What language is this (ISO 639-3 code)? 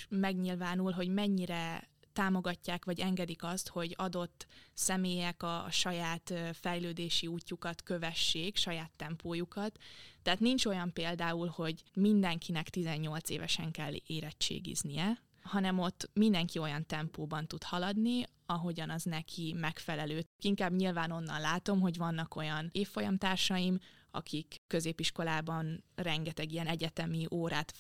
hun